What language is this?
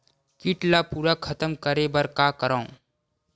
Chhattisgarhi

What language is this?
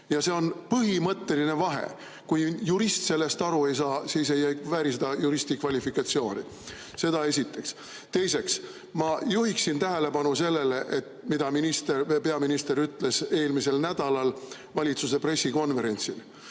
Estonian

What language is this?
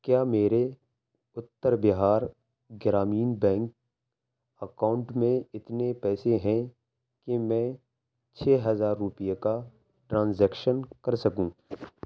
Urdu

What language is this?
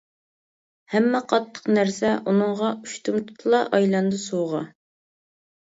Uyghur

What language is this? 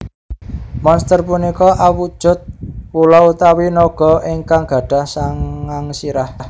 Javanese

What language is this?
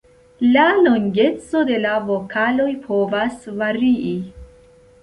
Esperanto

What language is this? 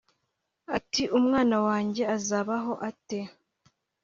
Kinyarwanda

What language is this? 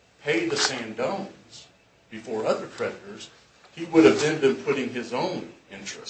English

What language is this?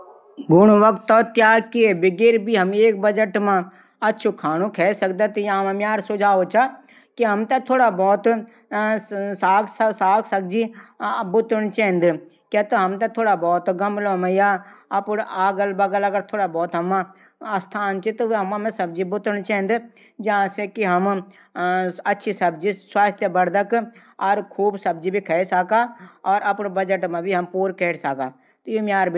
Garhwali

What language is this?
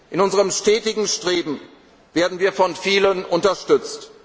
German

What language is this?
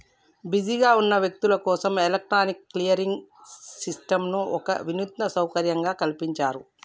Telugu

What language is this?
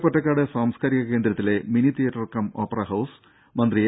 Malayalam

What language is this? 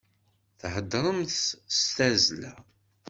Kabyle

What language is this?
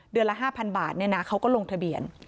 Thai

